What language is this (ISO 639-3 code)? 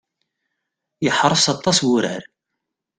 kab